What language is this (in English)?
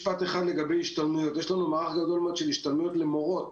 Hebrew